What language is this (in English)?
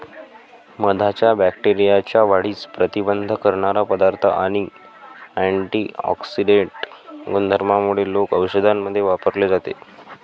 Marathi